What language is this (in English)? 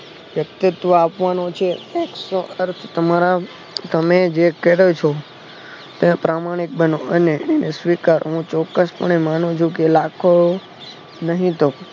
Gujarati